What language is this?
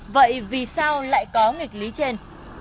Vietnamese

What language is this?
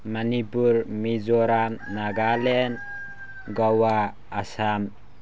Manipuri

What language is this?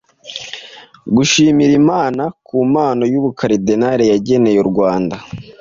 Kinyarwanda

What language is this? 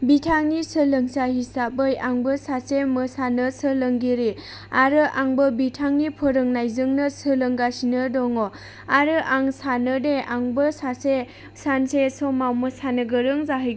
Bodo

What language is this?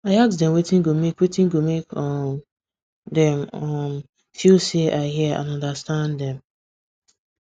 Nigerian Pidgin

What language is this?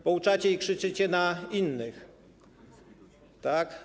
Polish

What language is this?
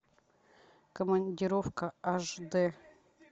Russian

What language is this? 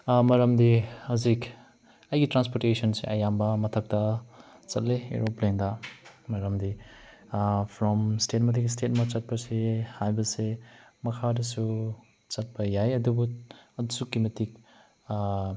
Manipuri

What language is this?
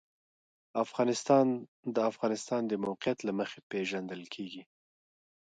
Pashto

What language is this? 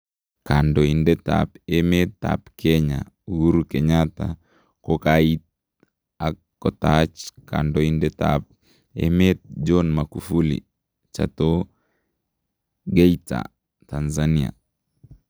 Kalenjin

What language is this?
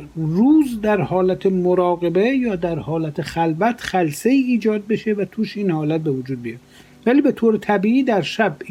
Persian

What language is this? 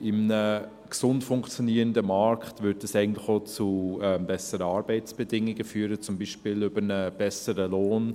Swiss German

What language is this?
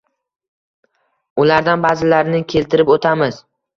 Uzbek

